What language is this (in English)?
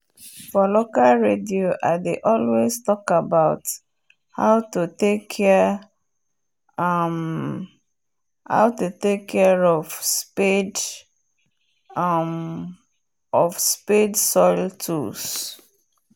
Nigerian Pidgin